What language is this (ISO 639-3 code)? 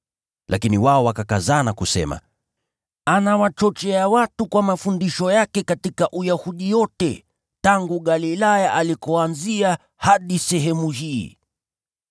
swa